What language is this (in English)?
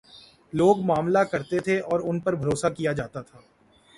Urdu